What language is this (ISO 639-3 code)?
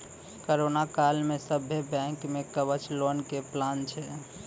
mai